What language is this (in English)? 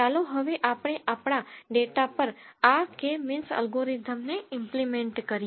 Gujarati